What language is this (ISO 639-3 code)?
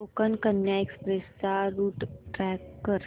mar